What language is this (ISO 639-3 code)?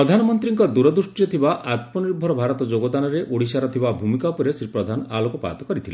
ori